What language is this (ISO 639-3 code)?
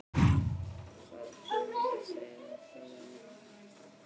isl